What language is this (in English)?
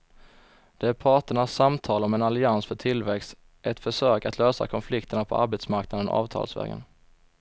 Swedish